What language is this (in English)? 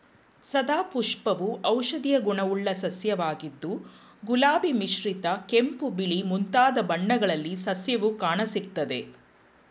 Kannada